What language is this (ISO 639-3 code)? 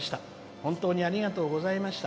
jpn